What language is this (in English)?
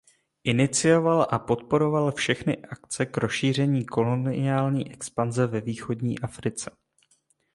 Czech